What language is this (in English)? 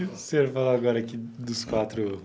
Portuguese